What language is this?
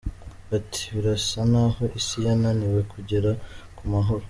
Kinyarwanda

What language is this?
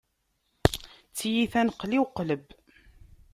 Kabyle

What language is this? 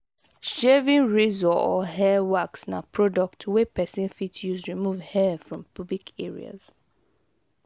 Nigerian Pidgin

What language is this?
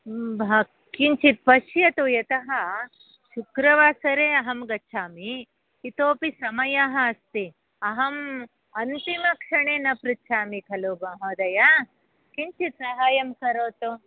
Sanskrit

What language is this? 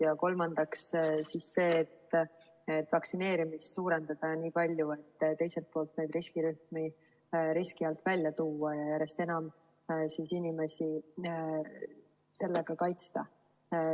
Estonian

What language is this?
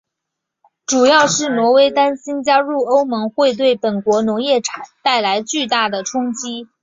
Chinese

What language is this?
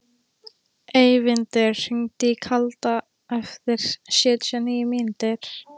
Icelandic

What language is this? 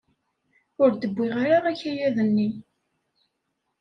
Kabyle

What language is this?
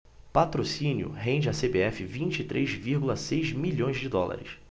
Portuguese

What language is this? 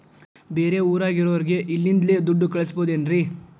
Kannada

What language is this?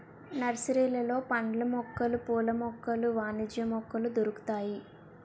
Telugu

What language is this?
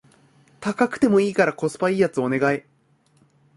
Japanese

